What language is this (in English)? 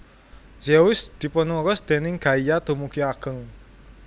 Javanese